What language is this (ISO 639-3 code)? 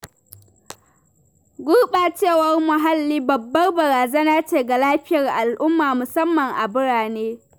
hau